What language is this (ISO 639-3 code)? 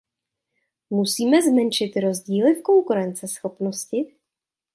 ces